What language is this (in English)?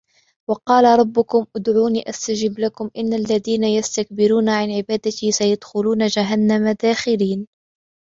Arabic